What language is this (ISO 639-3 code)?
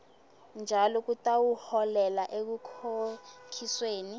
ssw